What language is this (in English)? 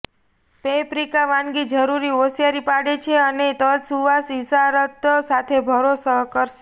Gujarati